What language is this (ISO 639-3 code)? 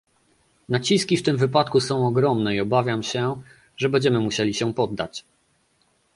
pol